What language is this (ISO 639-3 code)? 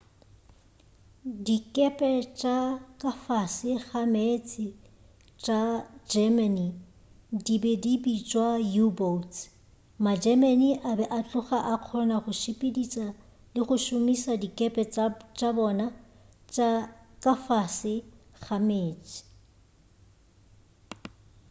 nso